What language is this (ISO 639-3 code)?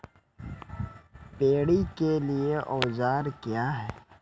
mai